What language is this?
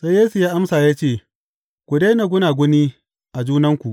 Hausa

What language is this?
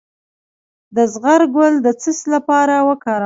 Pashto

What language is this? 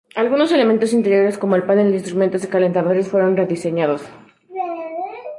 Spanish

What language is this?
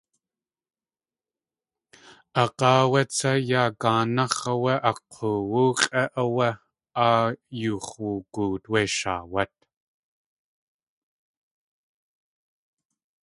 Tlingit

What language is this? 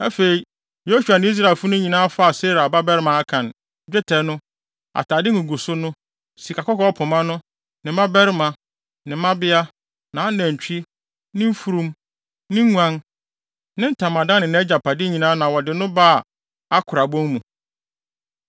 Akan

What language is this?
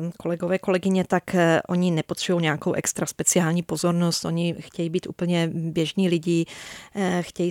Czech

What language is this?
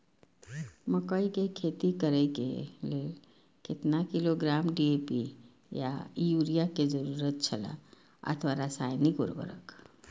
Maithili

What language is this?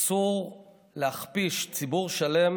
Hebrew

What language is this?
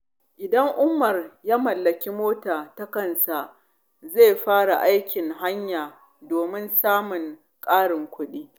Hausa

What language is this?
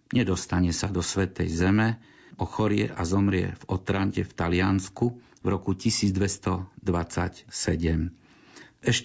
Slovak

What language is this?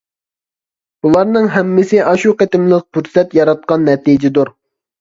Uyghur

